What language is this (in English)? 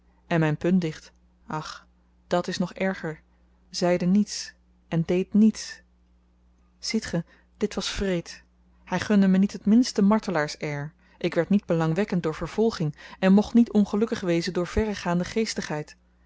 Dutch